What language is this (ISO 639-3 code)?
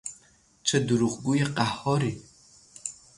fas